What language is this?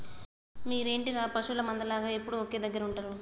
Telugu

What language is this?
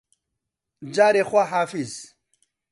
Central Kurdish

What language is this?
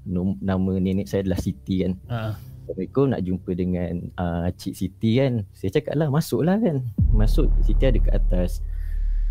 Malay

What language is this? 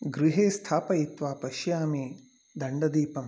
Sanskrit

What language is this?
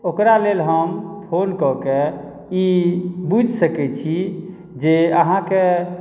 Maithili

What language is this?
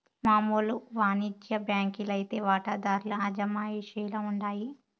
Telugu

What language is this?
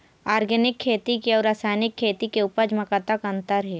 Chhattisgarhi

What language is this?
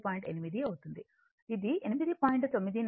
Telugu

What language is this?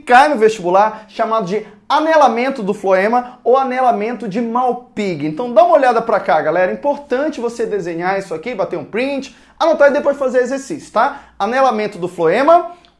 Portuguese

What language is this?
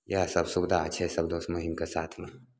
Maithili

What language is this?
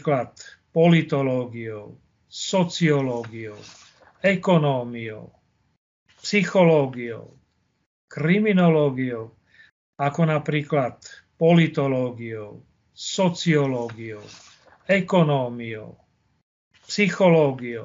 Slovak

